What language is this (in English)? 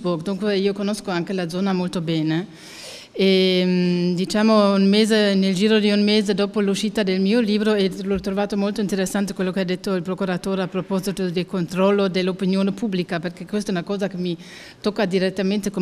Italian